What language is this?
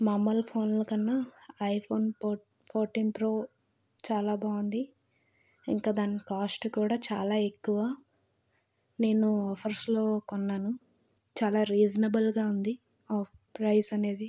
Telugu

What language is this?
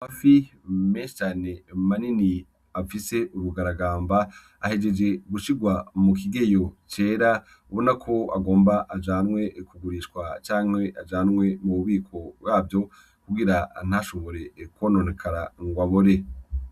Rundi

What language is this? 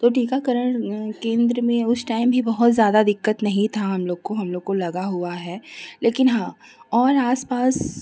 Hindi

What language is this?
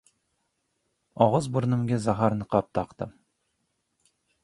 Uzbek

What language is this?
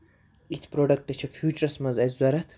Kashmiri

